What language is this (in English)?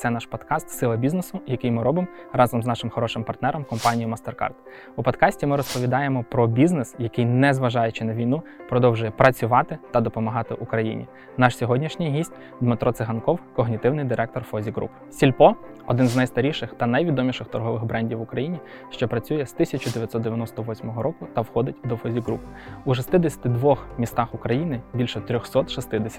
Ukrainian